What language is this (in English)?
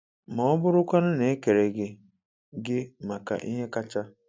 Igbo